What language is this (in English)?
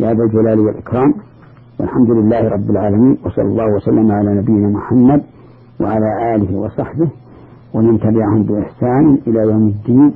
Arabic